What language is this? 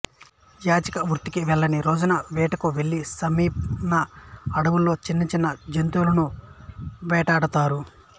Telugu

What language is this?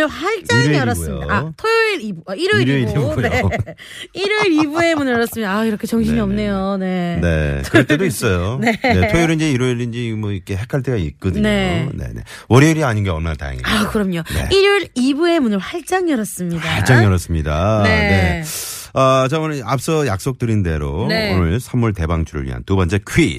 Korean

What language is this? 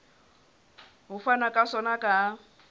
Southern Sotho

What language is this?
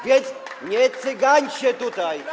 Polish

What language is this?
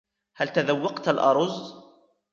Arabic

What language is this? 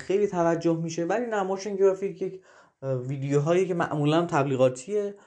Persian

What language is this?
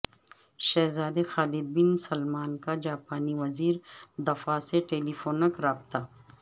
Urdu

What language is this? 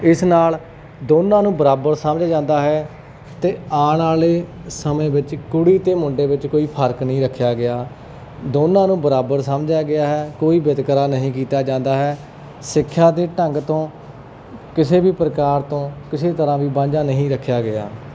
Punjabi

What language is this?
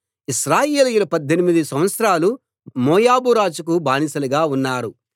Telugu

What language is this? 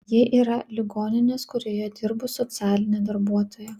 Lithuanian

